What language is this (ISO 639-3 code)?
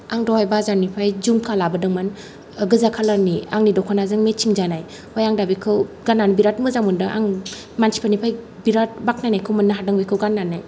brx